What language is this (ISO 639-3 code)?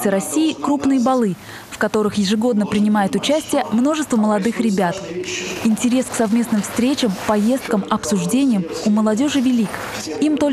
rus